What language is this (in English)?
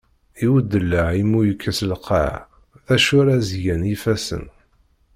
Kabyle